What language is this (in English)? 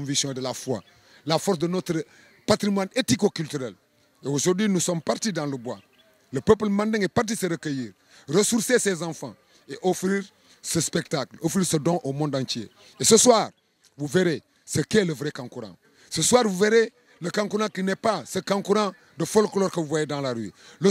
French